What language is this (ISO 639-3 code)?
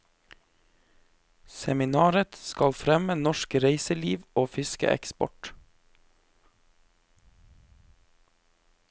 nor